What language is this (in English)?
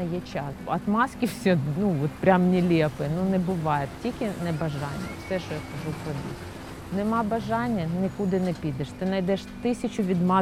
Ukrainian